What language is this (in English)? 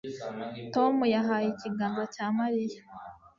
Kinyarwanda